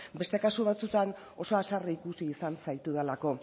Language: Basque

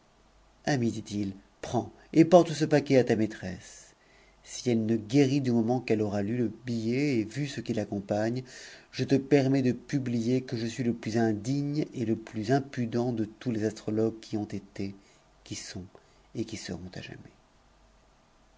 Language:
French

